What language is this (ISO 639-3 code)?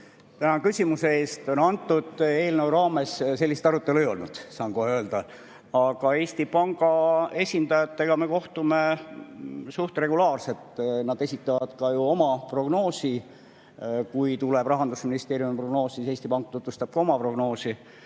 est